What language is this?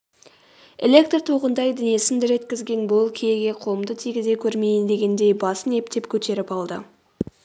Kazakh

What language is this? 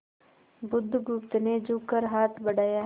Hindi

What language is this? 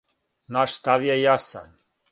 Serbian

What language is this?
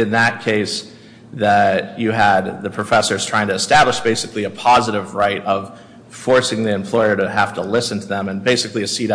English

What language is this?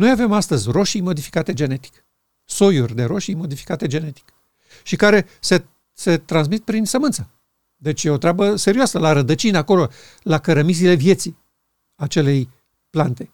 Romanian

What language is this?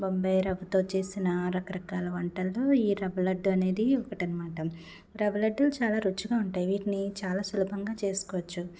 Telugu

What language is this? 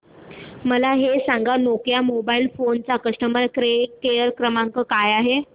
Marathi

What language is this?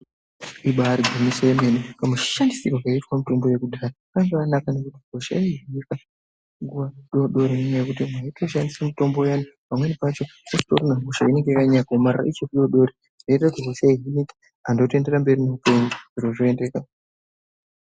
Ndau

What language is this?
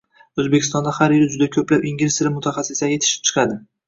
Uzbek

